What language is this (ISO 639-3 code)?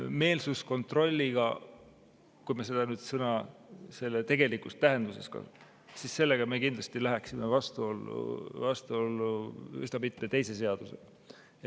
est